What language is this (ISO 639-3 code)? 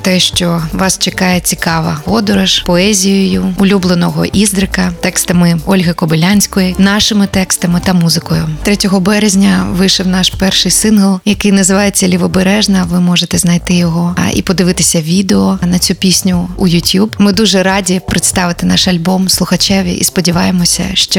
ukr